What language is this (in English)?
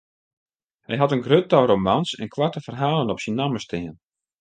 Western Frisian